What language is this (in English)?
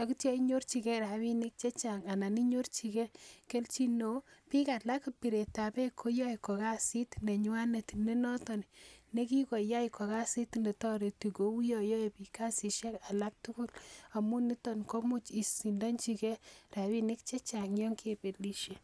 Kalenjin